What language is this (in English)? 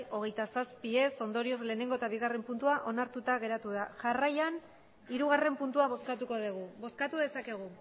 Basque